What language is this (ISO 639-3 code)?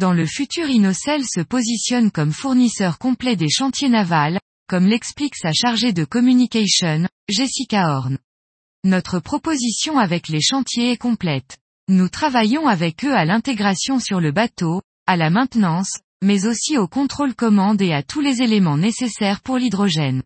fra